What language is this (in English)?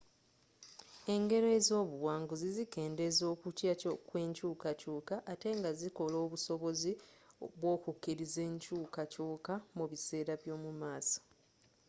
Ganda